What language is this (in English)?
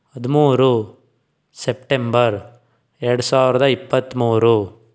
Kannada